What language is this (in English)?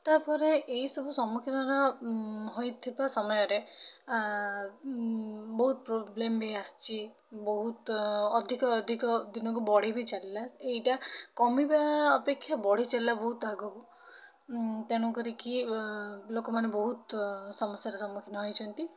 Odia